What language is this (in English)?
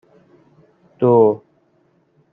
Persian